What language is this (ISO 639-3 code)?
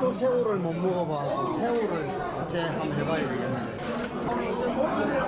kor